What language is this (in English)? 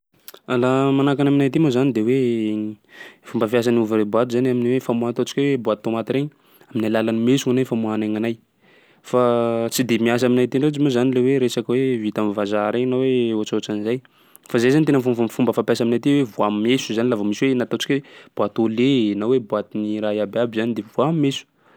Sakalava Malagasy